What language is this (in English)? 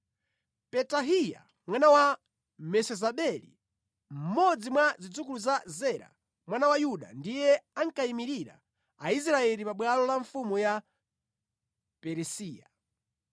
Nyanja